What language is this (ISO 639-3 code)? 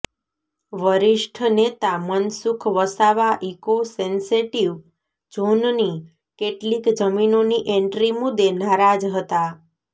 guj